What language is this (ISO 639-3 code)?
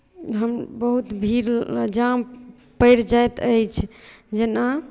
mai